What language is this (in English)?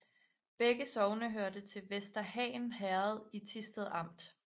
Danish